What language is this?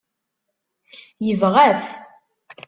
Kabyle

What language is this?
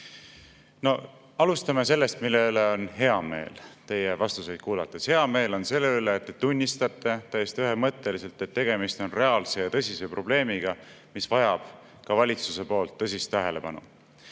Estonian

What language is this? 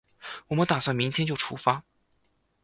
Chinese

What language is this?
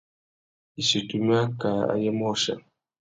Tuki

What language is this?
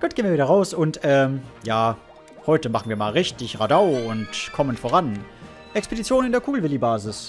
German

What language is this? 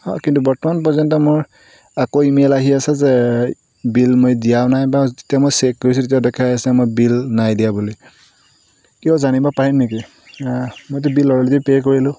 Assamese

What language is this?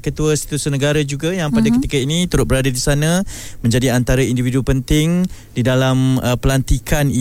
Malay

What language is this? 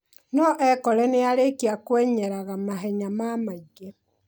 Kikuyu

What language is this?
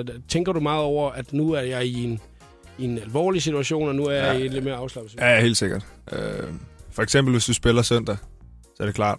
Danish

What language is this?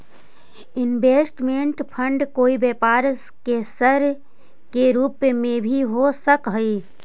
Magahi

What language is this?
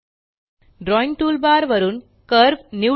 Marathi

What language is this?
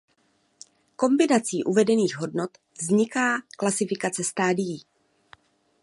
Czech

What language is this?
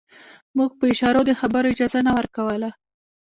Pashto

